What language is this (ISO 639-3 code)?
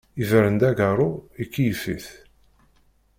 kab